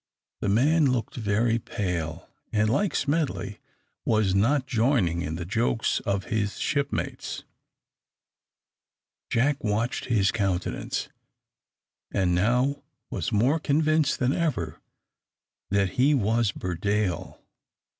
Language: English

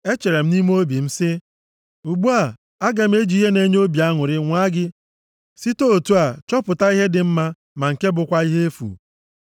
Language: Igbo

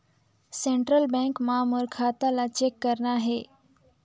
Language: Chhattisgarhi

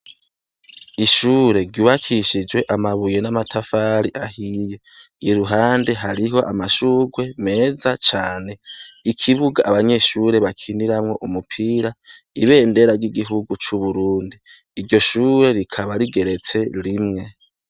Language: Rundi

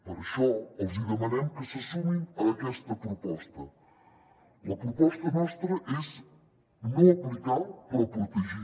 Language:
Catalan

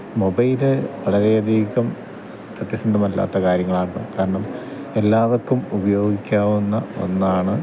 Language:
Malayalam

